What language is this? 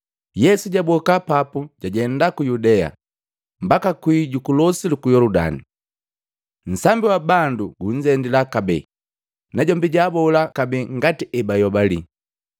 Matengo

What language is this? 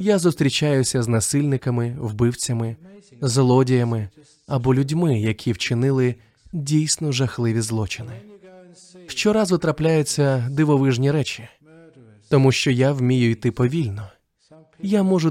Ukrainian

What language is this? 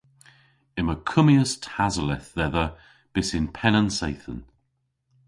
Cornish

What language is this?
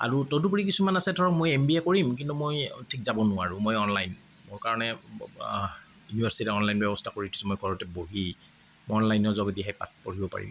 Assamese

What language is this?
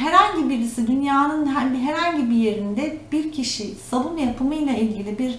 Turkish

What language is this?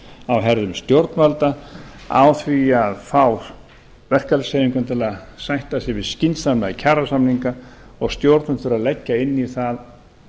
Icelandic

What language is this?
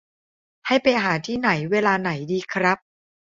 Thai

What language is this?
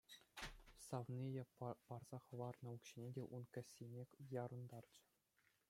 Chuvash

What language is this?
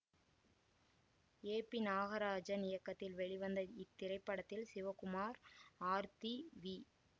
Tamil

